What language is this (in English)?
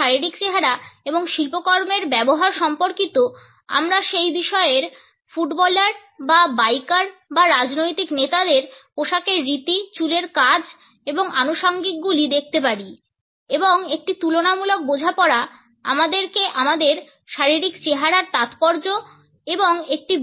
Bangla